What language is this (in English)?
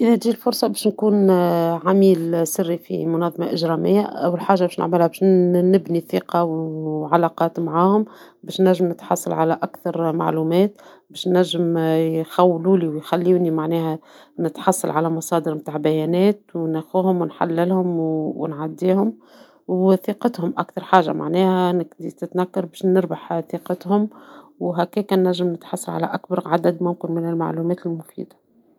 Tunisian Arabic